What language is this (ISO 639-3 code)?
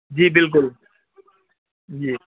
urd